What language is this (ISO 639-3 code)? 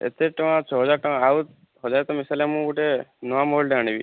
ori